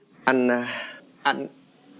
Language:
Vietnamese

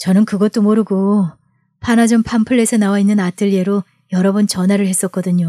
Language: Korean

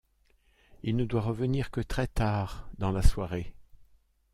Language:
French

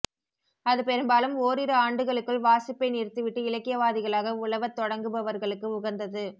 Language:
Tamil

